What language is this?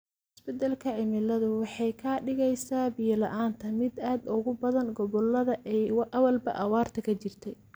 Somali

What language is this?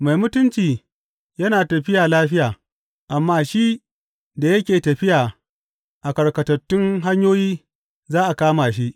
Hausa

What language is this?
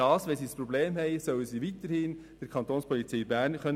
Swiss German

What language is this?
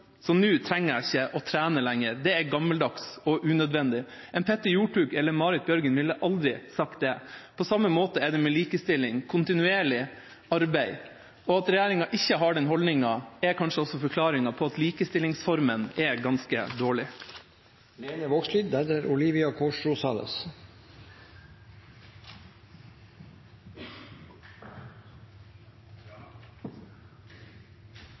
Norwegian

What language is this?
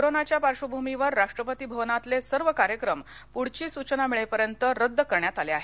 Marathi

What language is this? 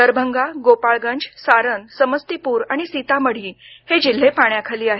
Marathi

